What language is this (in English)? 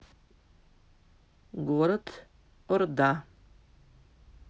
Russian